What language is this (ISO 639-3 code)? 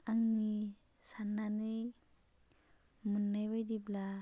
brx